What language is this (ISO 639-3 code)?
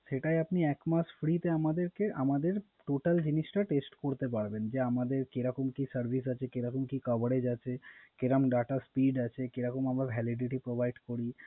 ben